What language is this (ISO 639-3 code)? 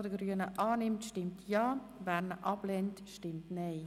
gsw